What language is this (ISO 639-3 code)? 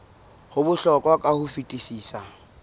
sot